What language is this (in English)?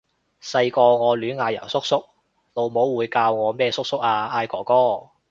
Cantonese